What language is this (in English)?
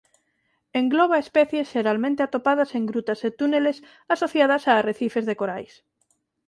Galician